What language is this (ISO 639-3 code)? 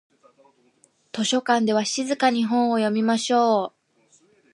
jpn